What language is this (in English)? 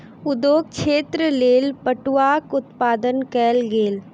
Maithili